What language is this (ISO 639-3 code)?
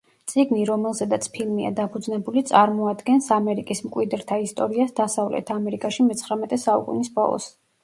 kat